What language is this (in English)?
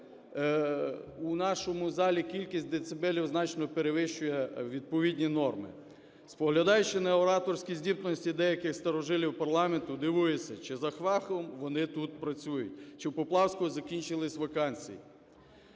Ukrainian